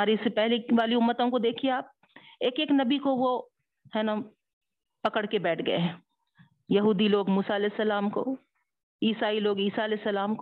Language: Urdu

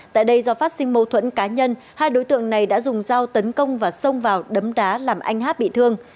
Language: Vietnamese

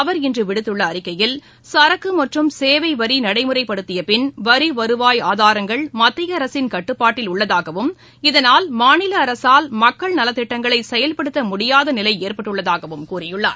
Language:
Tamil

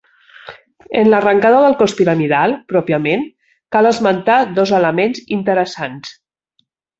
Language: Catalan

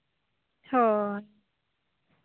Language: Santali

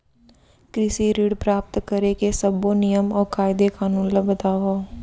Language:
Chhattisgarhi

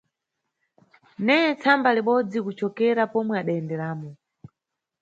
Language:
Nyungwe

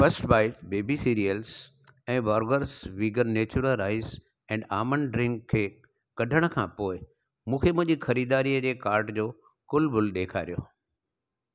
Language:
Sindhi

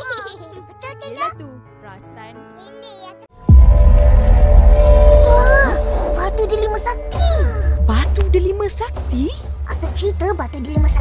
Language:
Malay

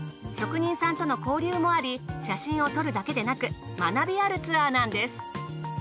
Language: Japanese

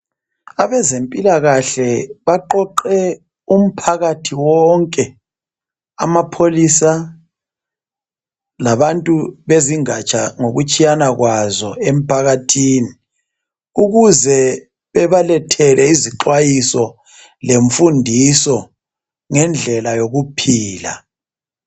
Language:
North Ndebele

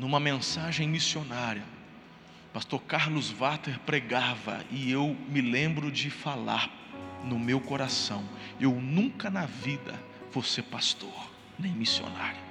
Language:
Portuguese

